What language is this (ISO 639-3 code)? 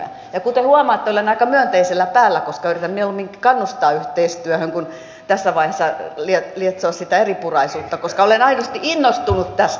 fin